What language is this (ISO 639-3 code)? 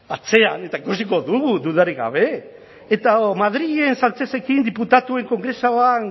eus